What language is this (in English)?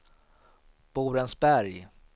Swedish